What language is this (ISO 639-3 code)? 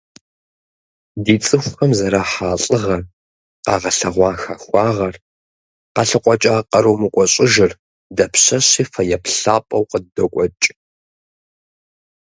kbd